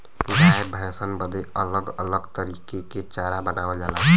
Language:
Bhojpuri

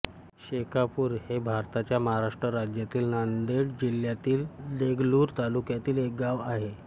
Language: Marathi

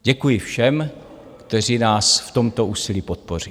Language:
Czech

